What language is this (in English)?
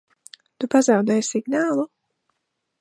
Latvian